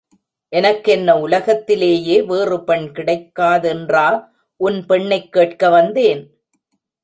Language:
Tamil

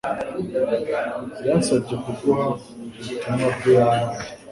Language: Kinyarwanda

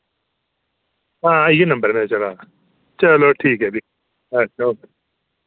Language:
Dogri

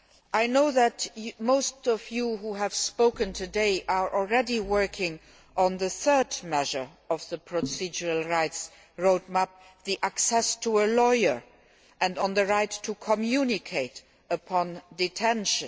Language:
English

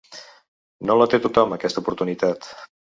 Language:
Catalan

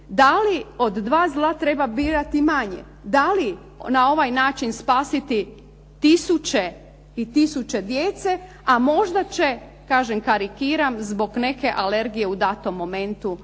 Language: Croatian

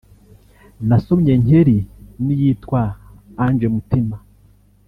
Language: Kinyarwanda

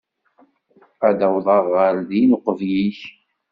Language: Kabyle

